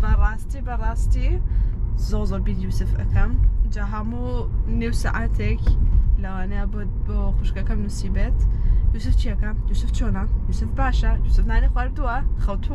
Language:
Arabic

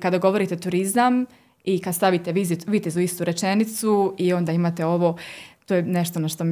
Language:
Croatian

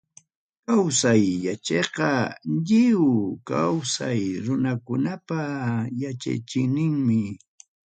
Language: Ayacucho Quechua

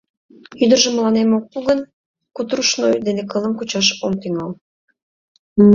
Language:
Mari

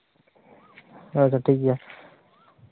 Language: Santali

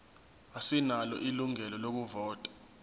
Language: Zulu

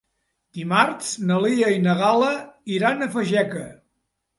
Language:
Catalan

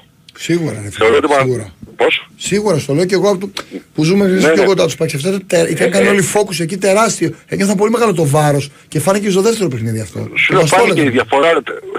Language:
Greek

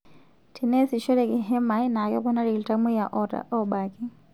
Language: Masai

